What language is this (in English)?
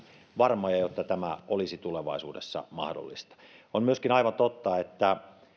Finnish